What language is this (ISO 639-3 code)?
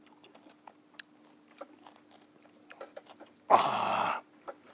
jpn